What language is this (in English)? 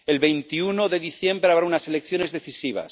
Spanish